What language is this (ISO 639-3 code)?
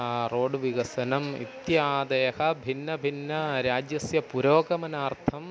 san